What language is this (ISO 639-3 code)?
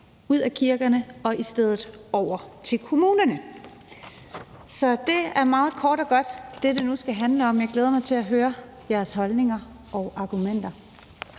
dan